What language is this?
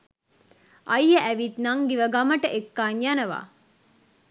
Sinhala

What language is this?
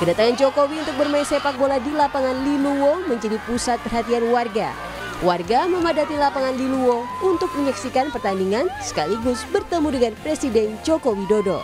Indonesian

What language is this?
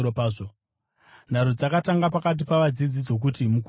Shona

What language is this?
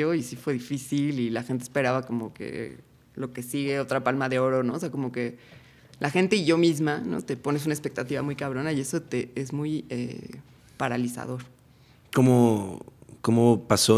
Spanish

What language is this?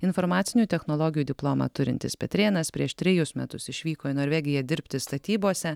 Lithuanian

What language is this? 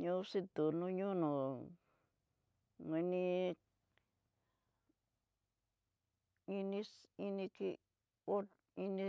Tidaá Mixtec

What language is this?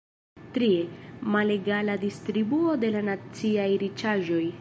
Esperanto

